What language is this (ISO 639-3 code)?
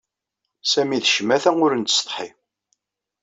kab